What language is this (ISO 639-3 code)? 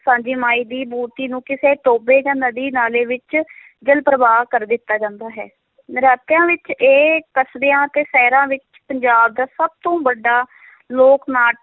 pan